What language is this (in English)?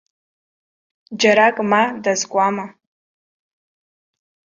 Abkhazian